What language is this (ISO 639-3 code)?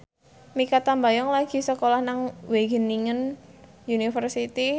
jav